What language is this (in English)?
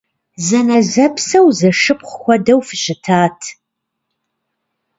Kabardian